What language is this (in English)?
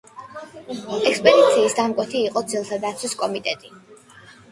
Georgian